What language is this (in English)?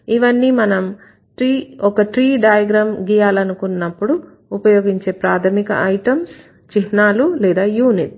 Telugu